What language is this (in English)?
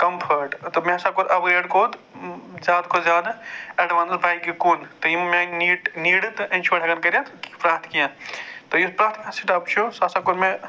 Kashmiri